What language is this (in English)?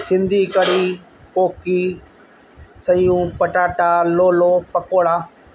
Sindhi